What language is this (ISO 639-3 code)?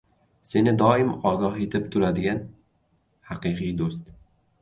uzb